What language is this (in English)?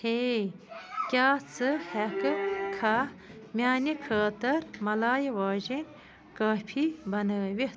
Kashmiri